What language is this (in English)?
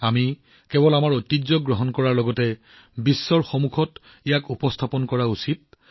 Assamese